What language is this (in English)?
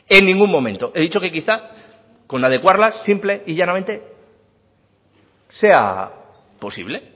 Spanish